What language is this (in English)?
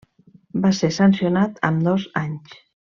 Catalan